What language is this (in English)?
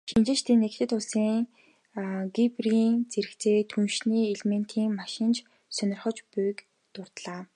Mongolian